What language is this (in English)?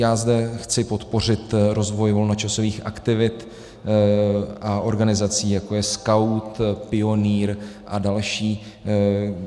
Czech